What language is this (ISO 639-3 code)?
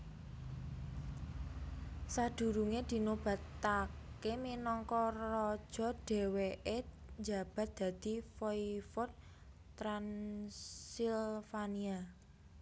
jav